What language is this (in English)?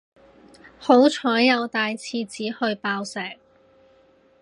Cantonese